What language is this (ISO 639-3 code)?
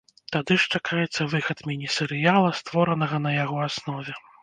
bel